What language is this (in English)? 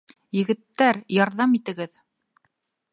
Bashkir